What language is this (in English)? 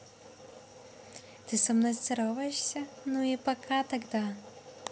Russian